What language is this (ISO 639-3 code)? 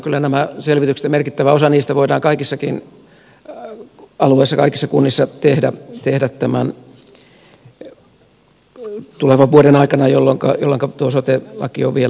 fin